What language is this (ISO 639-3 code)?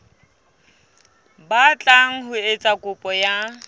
sot